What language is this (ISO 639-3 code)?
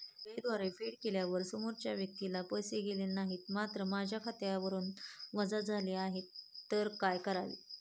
mar